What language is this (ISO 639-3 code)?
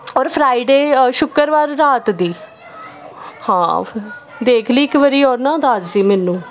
pan